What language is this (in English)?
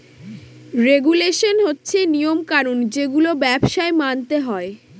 Bangla